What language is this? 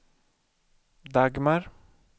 Swedish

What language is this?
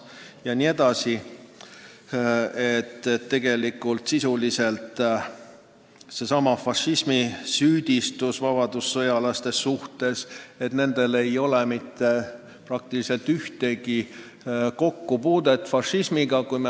Estonian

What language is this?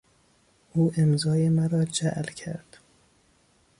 Persian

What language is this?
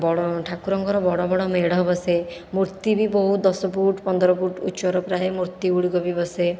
Odia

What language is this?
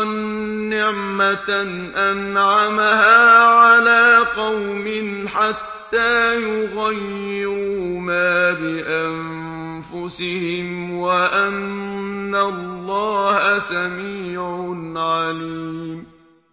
Arabic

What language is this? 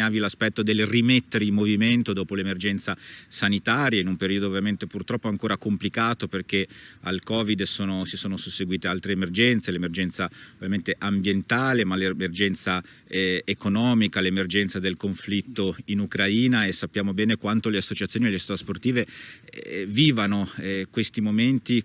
Italian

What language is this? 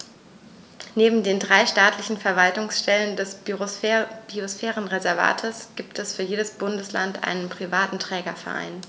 German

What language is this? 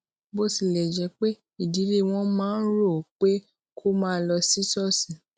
Yoruba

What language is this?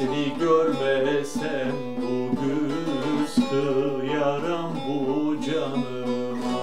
Turkish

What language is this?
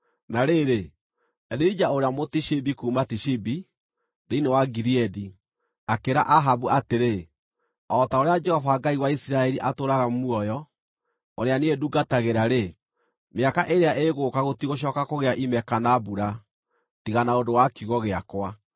Kikuyu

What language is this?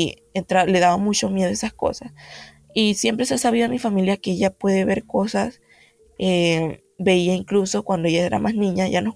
Spanish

